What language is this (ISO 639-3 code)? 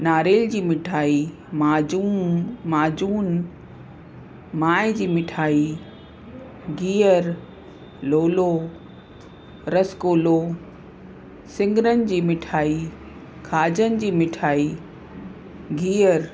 snd